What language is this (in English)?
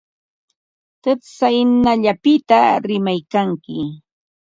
Ambo-Pasco Quechua